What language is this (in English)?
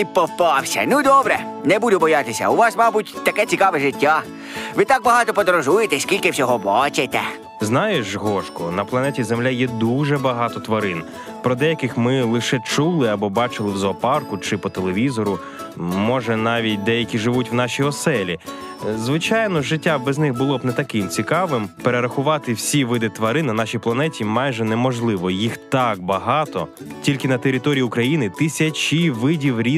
Ukrainian